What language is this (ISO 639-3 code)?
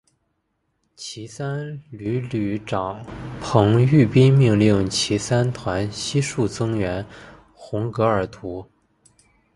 zho